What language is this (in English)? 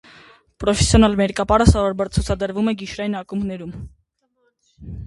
Armenian